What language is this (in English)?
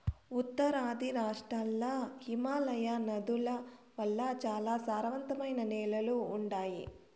Telugu